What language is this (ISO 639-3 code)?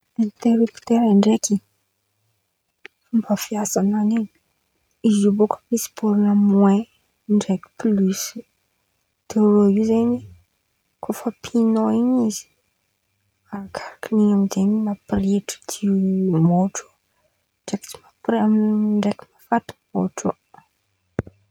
xmv